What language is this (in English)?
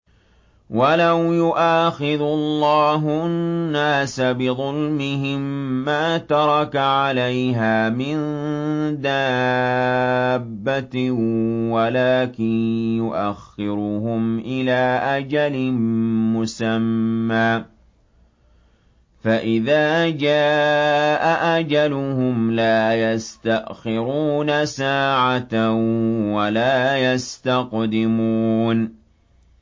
Arabic